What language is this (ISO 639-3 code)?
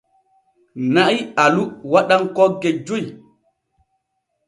fue